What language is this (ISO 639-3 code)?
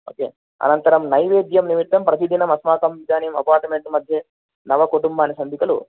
san